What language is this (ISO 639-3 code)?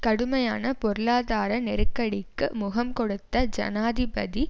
tam